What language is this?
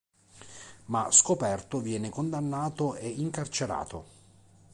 Italian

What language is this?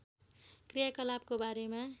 Nepali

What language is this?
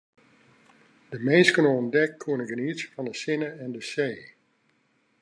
Western Frisian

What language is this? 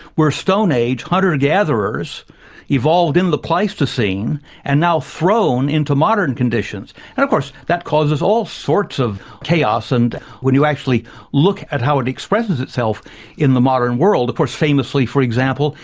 English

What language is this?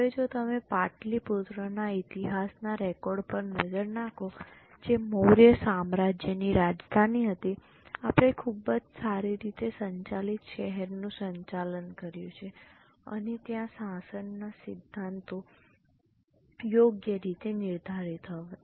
Gujarati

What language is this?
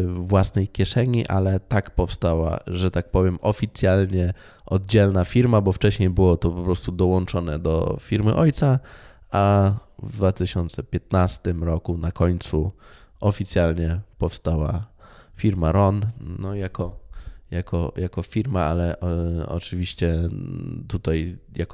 Polish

